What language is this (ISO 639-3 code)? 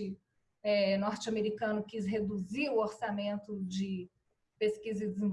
por